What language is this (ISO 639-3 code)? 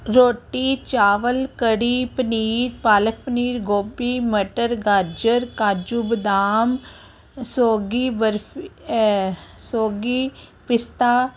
pan